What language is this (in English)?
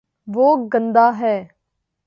Urdu